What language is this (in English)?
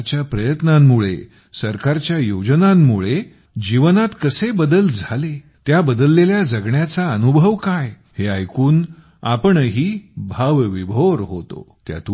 Marathi